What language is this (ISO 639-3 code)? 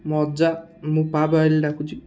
ori